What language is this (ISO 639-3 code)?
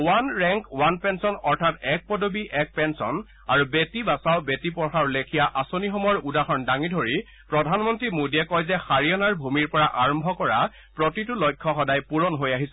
asm